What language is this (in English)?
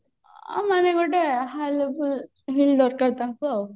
Odia